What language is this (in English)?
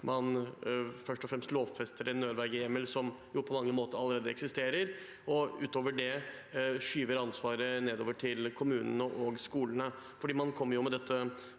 Norwegian